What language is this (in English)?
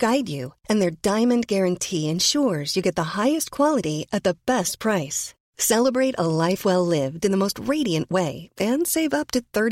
Swedish